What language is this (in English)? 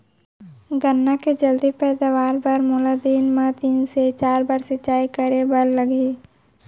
Chhattisgarhi